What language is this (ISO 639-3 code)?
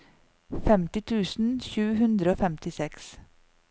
nor